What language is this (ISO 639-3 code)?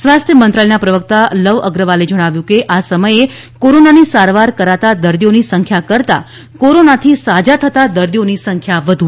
guj